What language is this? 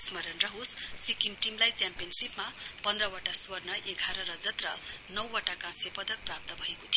Nepali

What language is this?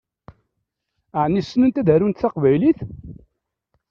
Kabyle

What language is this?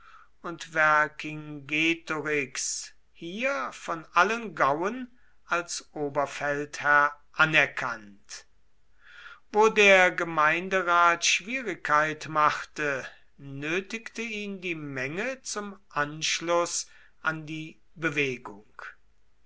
German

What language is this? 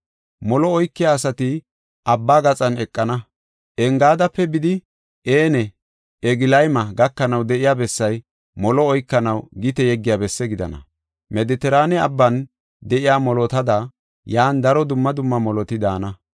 Gofa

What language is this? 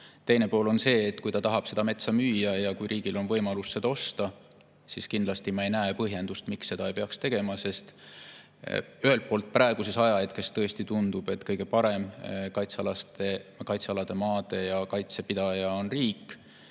Estonian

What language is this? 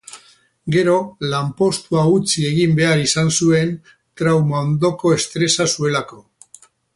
Basque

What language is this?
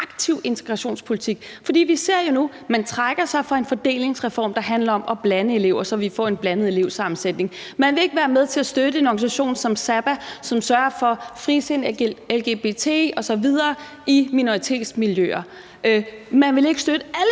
Danish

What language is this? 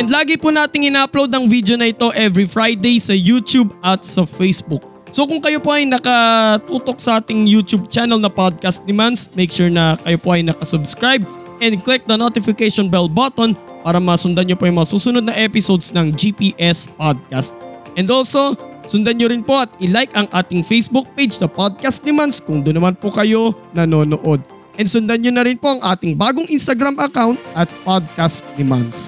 Filipino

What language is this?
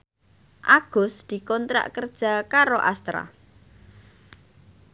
Javanese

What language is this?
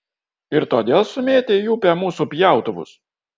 Lithuanian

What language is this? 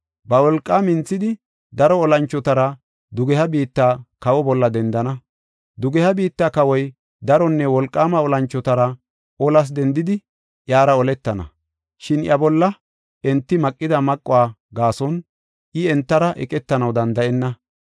Gofa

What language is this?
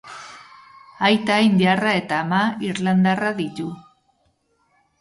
Basque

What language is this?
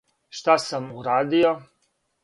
Serbian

